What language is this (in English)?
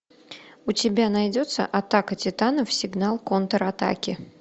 Russian